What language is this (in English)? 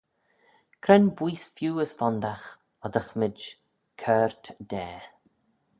Manx